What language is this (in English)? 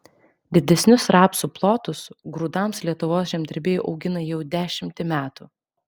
Lithuanian